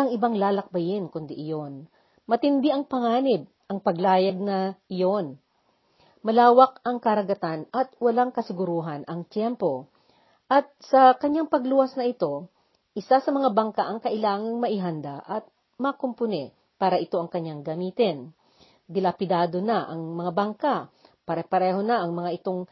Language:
Filipino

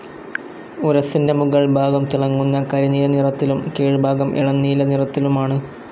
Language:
Malayalam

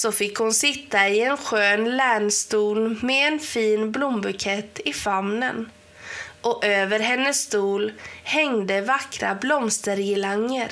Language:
Swedish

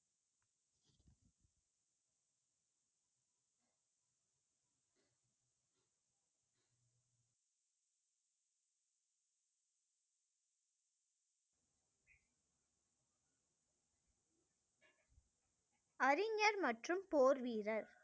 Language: Tamil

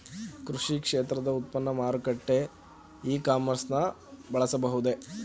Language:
Kannada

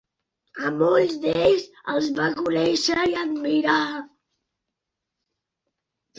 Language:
Catalan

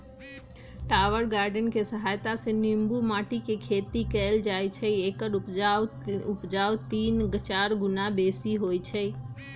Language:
Magahi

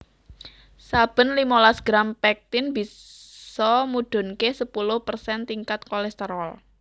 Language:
Javanese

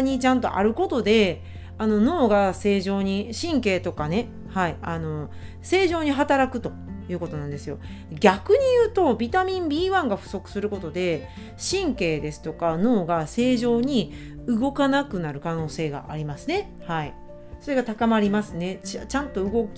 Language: Japanese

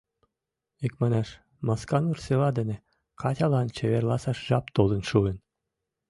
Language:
Mari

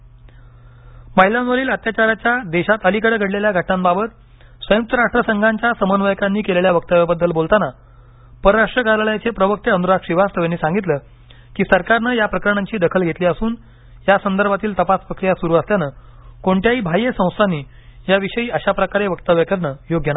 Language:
Marathi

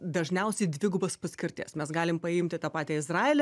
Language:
Lithuanian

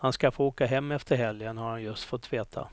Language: Swedish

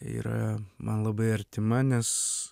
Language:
Lithuanian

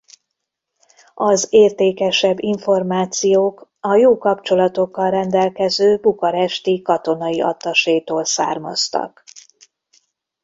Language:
Hungarian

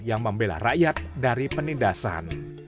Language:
Indonesian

